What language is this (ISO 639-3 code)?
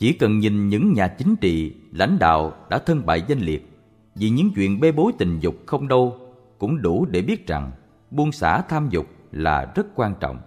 vie